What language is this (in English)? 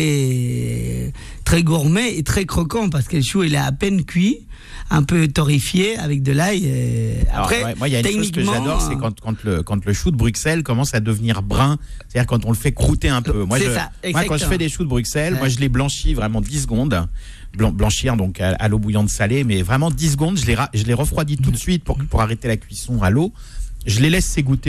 French